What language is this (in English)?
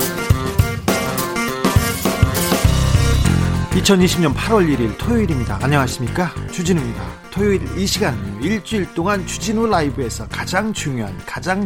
Korean